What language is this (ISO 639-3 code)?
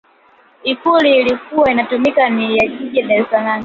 swa